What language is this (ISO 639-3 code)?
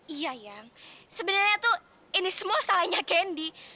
ind